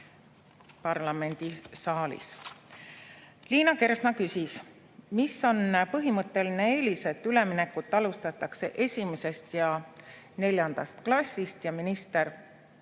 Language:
Estonian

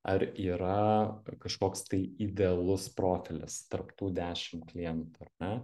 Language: Lithuanian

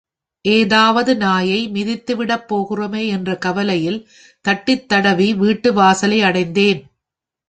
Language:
Tamil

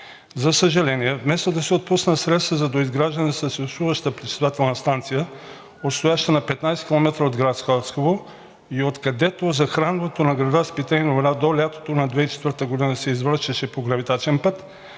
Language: Bulgarian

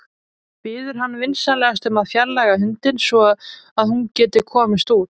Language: Icelandic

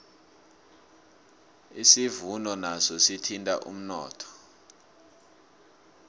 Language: South Ndebele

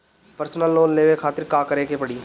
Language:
Bhojpuri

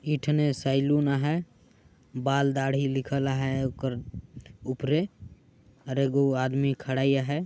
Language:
Sadri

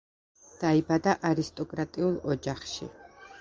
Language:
Georgian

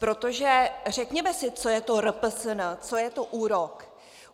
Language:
Czech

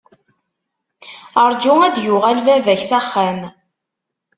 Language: Kabyle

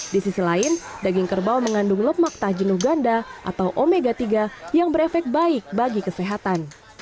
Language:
Indonesian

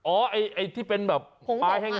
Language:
Thai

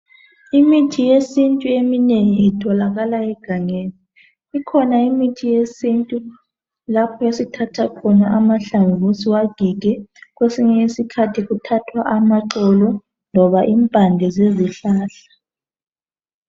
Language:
North Ndebele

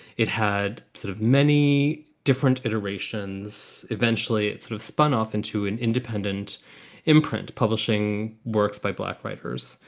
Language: English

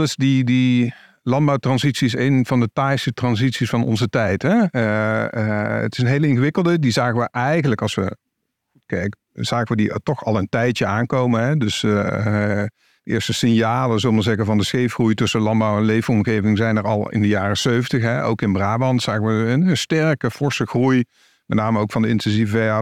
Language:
Dutch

